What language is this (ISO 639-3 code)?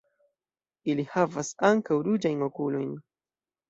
epo